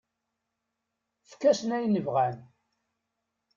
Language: Kabyle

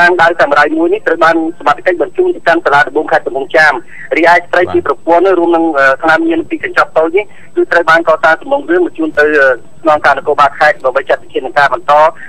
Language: Thai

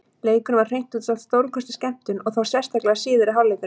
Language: Icelandic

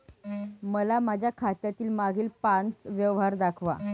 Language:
Marathi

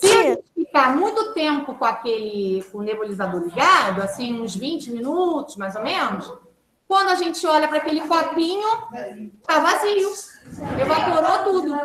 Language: Portuguese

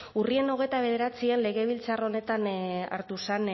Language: Basque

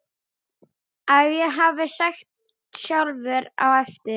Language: Icelandic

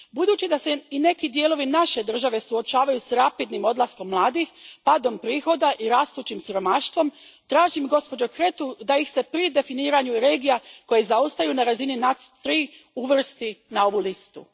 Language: Croatian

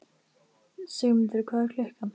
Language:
Icelandic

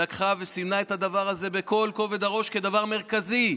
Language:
Hebrew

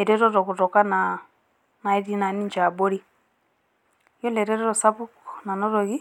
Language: Masai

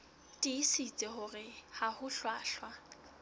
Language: Southern Sotho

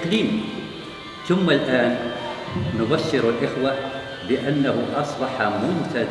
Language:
Arabic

